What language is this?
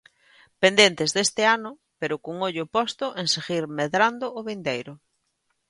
Galician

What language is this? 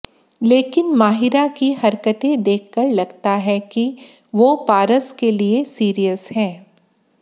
Hindi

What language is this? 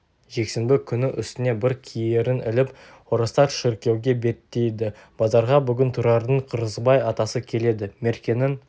Kazakh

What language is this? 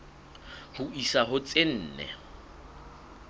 Southern Sotho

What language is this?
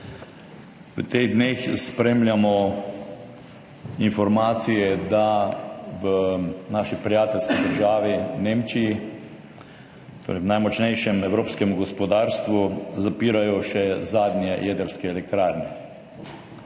Slovenian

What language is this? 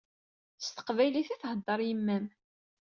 Kabyle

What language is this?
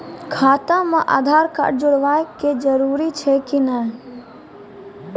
Maithili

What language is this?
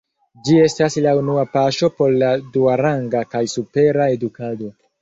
Esperanto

